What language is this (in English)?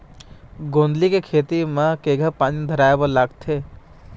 Chhattisgarhi